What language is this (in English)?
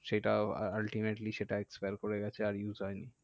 Bangla